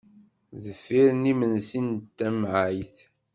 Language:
Kabyle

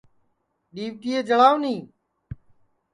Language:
Sansi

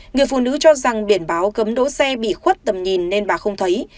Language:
Vietnamese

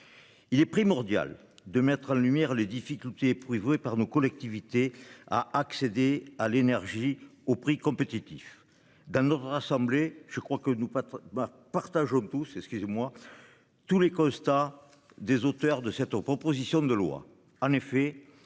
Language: French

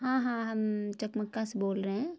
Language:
Urdu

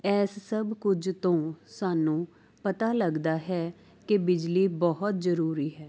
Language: Punjabi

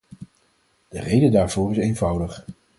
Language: Dutch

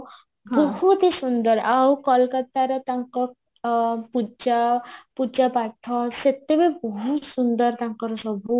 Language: Odia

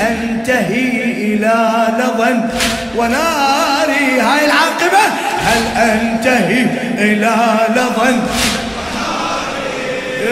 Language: Arabic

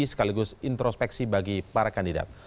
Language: Indonesian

